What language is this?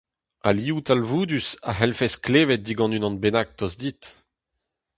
Breton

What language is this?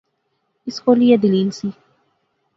Pahari-Potwari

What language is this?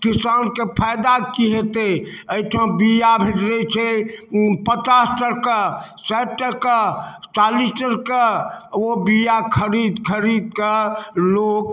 Maithili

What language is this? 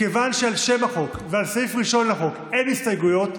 Hebrew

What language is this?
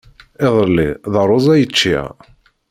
Kabyle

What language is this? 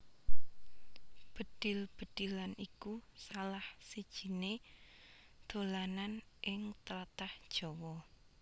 Javanese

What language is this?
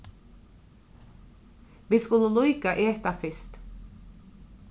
Faroese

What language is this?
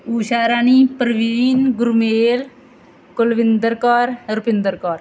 Punjabi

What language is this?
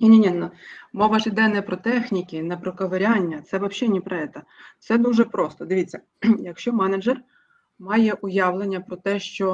Ukrainian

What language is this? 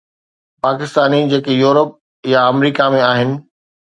Sindhi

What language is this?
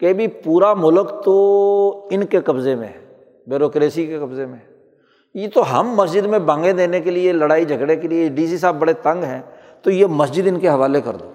Urdu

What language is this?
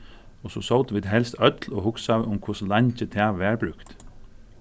Faroese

